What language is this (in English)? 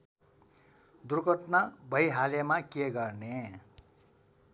Nepali